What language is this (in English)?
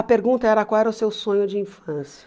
Portuguese